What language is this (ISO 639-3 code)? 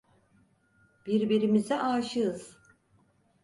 tur